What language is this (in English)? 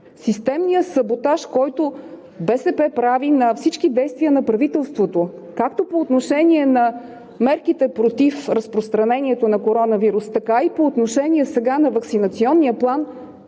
Bulgarian